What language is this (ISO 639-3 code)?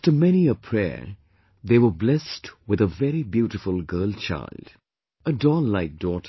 eng